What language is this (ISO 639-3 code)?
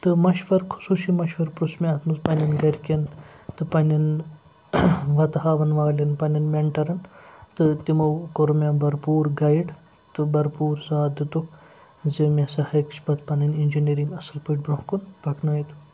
kas